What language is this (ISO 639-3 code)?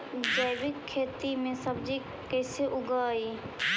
mag